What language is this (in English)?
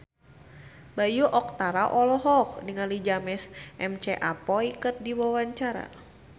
Sundanese